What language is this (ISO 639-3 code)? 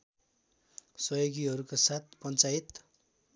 nep